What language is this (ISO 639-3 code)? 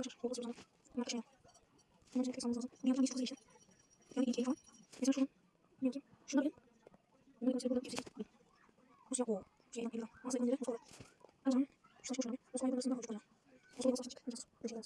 tur